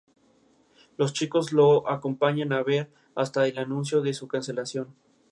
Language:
Spanish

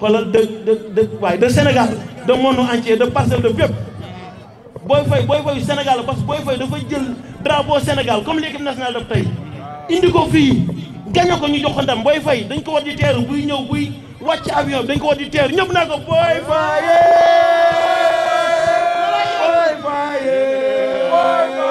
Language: Indonesian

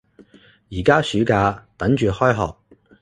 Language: Cantonese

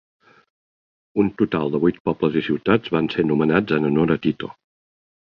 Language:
Catalan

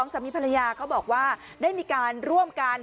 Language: Thai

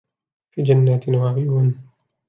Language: Arabic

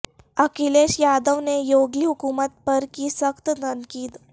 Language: Urdu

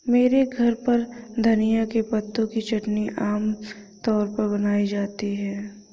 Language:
Hindi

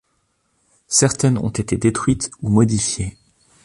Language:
French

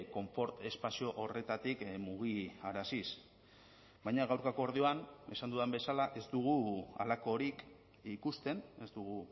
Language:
Basque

